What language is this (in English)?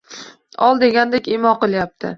Uzbek